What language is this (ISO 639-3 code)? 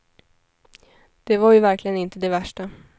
swe